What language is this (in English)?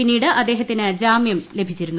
Malayalam